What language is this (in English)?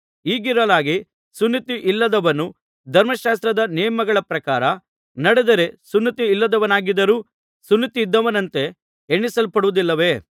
Kannada